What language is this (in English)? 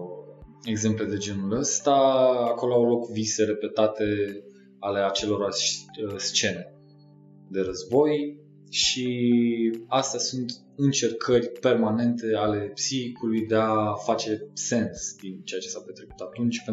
Romanian